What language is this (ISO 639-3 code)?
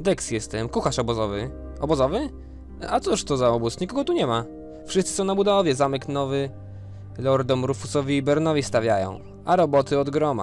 pol